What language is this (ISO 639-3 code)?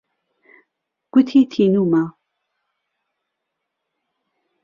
ckb